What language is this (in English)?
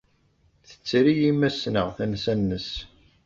Kabyle